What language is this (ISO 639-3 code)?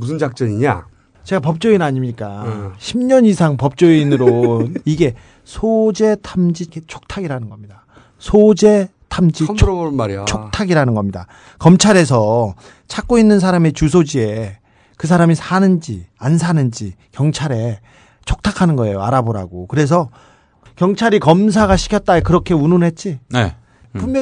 kor